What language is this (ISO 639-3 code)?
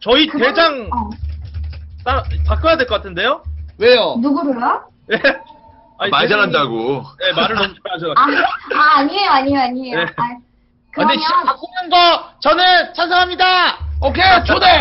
kor